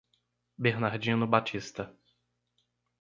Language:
Portuguese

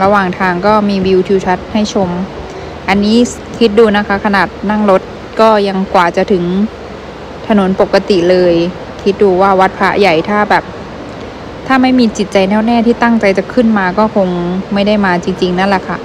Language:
Thai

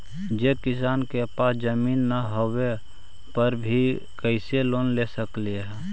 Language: Magahi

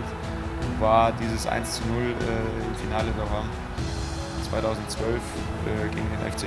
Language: German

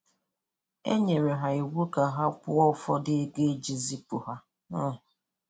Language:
Igbo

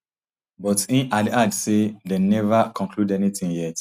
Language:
Nigerian Pidgin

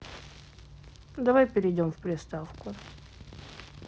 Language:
Russian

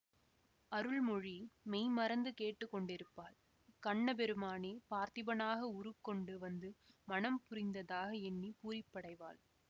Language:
Tamil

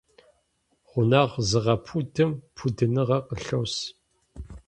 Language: Kabardian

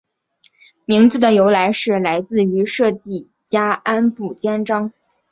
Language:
Chinese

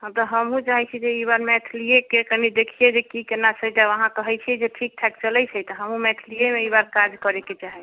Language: Maithili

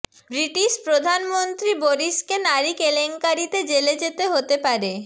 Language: Bangla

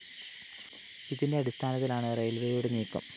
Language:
Malayalam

